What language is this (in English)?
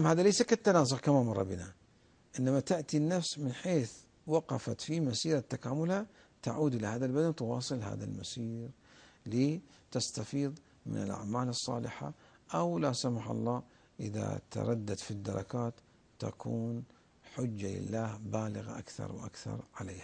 Arabic